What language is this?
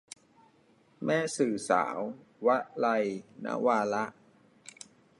Thai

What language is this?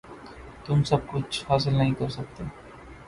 Urdu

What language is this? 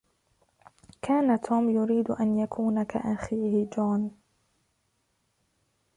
Arabic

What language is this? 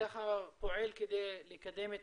Hebrew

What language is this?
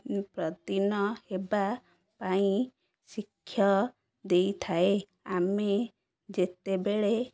Odia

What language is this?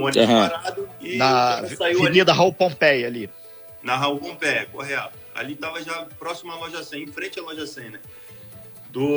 Portuguese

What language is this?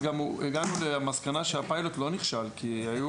Hebrew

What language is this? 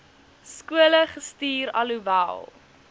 Afrikaans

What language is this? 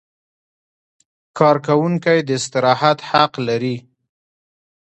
Pashto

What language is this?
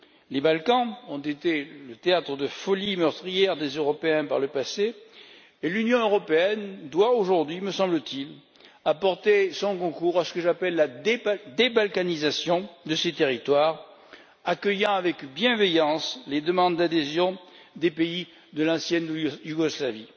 French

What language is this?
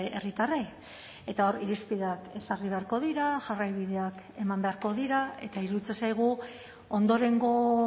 Basque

